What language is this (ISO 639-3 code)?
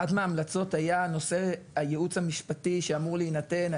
heb